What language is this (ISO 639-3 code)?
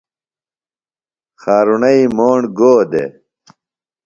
phl